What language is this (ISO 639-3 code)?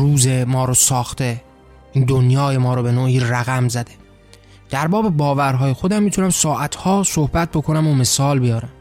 fas